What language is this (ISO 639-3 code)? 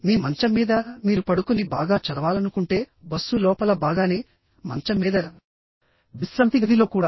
tel